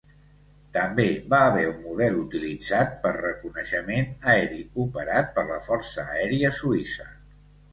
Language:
Catalan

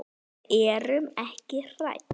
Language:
Icelandic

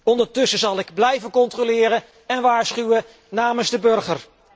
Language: Dutch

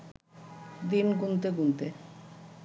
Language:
Bangla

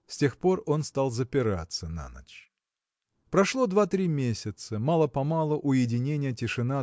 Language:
Russian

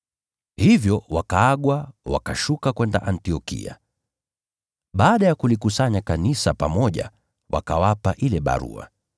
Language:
Swahili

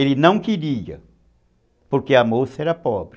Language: Portuguese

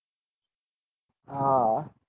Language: Gujarati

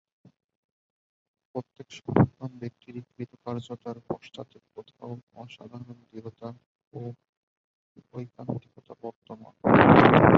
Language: Bangla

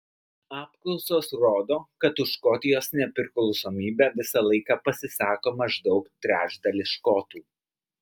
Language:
Lithuanian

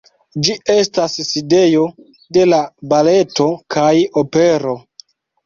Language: Esperanto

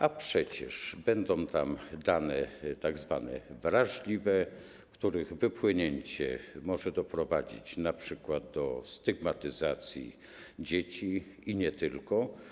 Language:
Polish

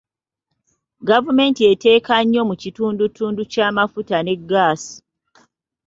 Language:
Ganda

